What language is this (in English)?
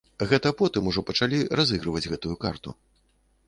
Belarusian